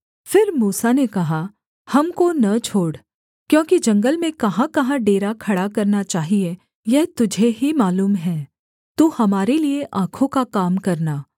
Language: Hindi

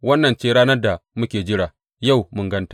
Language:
Hausa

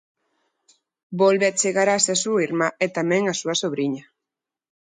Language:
Galician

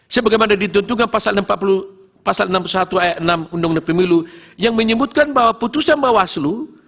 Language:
Indonesian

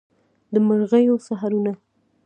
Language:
Pashto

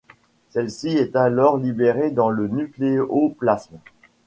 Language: French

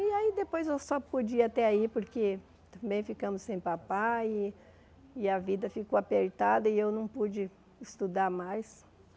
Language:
Portuguese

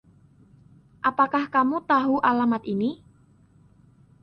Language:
Indonesian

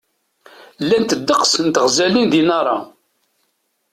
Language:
Kabyle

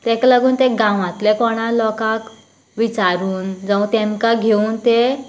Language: Konkani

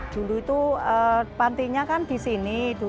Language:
Indonesian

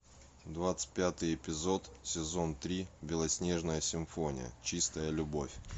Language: Russian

